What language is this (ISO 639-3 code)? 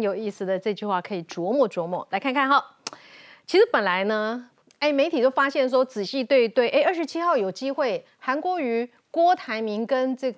zho